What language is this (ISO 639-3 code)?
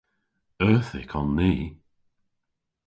cor